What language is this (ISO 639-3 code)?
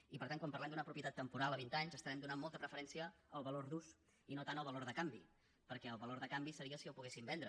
cat